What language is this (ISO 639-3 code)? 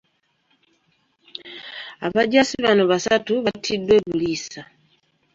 lug